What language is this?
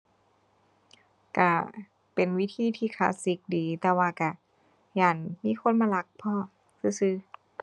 Thai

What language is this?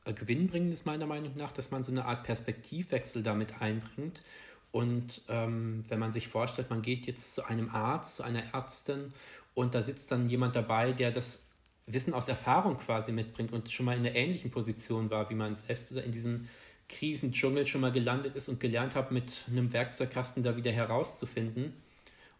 German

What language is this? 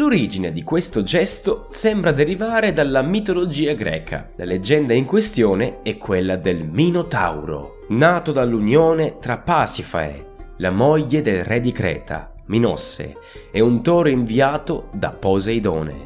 Italian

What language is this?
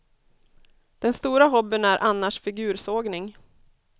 Swedish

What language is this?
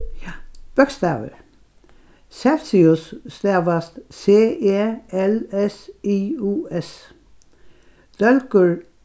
Faroese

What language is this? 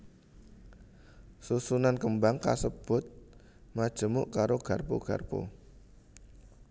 Javanese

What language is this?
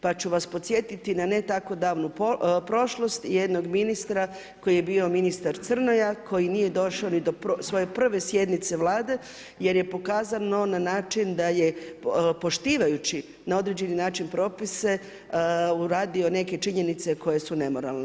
Croatian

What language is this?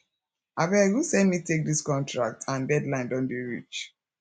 Nigerian Pidgin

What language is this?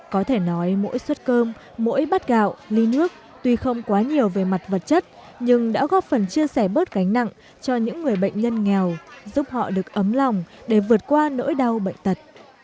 Vietnamese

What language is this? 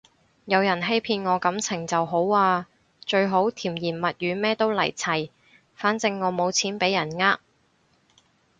Cantonese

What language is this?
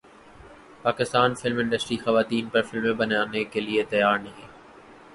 Urdu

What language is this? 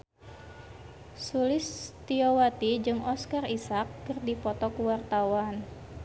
Sundanese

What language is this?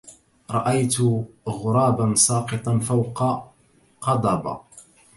Arabic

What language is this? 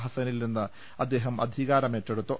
Malayalam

